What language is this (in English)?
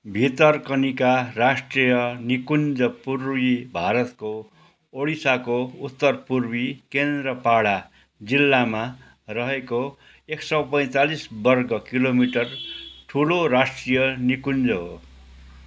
Nepali